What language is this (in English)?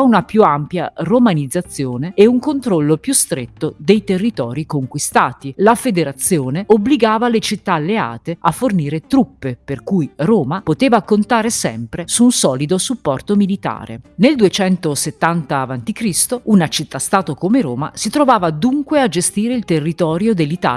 Italian